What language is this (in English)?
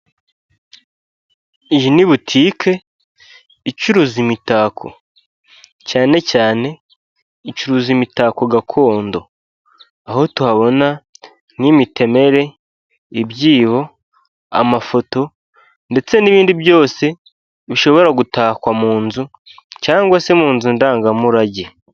Kinyarwanda